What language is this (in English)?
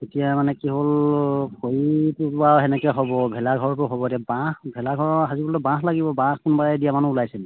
Assamese